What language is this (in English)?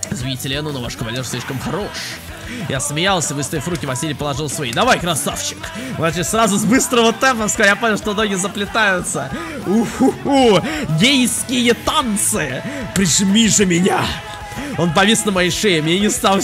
Russian